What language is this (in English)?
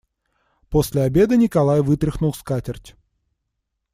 Russian